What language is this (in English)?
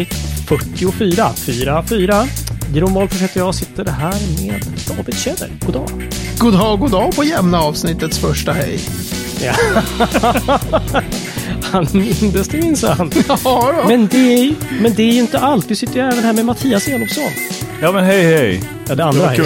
Swedish